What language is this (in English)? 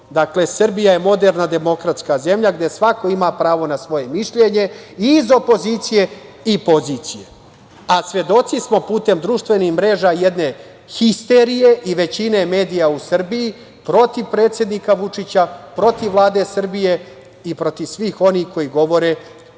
Serbian